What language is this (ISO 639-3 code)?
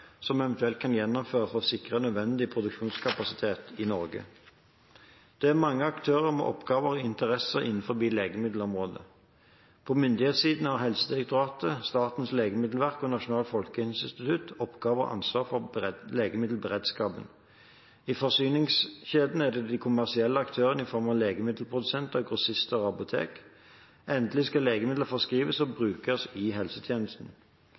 nob